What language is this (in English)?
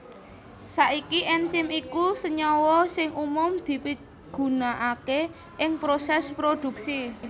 Javanese